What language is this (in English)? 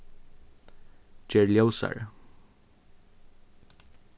Faroese